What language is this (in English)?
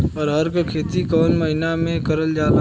Bhojpuri